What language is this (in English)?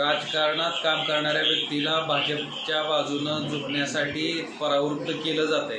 Romanian